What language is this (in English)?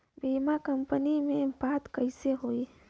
Bhojpuri